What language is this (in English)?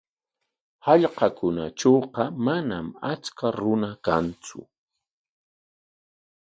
Corongo Ancash Quechua